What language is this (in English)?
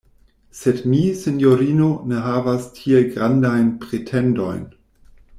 Esperanto